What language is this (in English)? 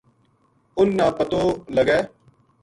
Gujari